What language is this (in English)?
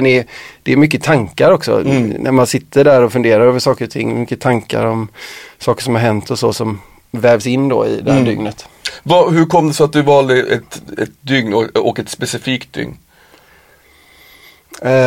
Swedish